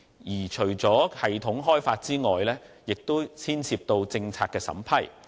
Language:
Cantonese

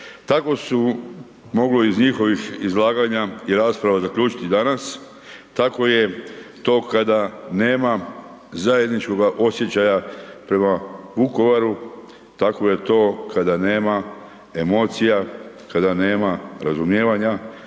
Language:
Croatian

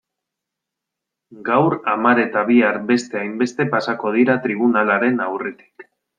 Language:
Basque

